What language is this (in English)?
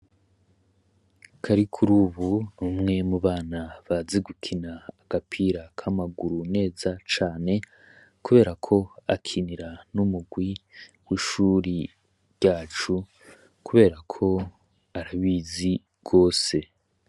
Rundi